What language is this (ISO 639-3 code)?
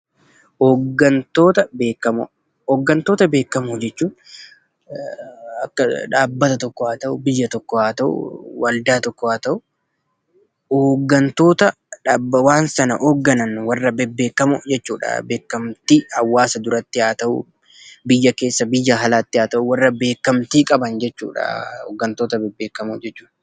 orm